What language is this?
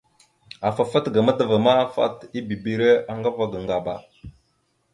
Mada (Cameroon)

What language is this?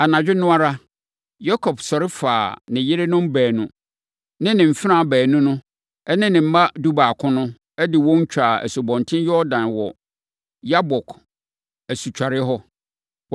Akan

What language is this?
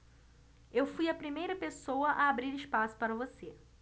Portuguese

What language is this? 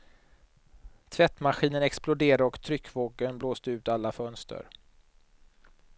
Swedish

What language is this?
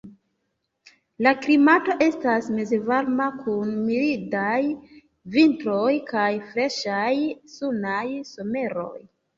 Esperanto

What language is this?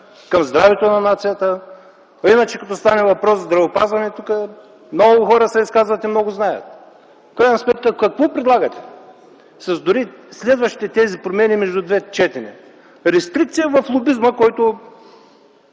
Bulgarian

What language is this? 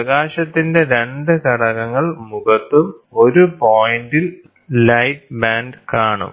Malayalam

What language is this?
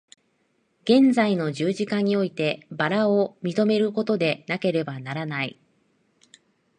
Japanese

